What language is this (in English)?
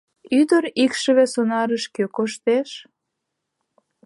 Mari